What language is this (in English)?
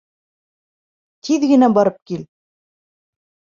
Bashkir